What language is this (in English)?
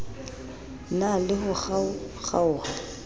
Southern Sotho